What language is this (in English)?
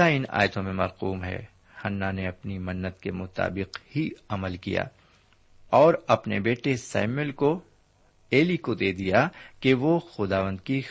Urdu